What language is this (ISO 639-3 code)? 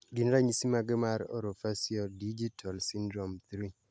luo